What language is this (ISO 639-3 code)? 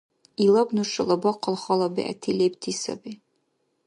dar